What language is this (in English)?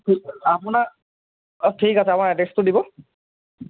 Assamese